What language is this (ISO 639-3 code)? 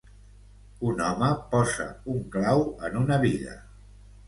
cat